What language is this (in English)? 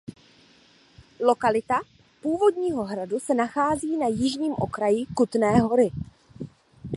Czech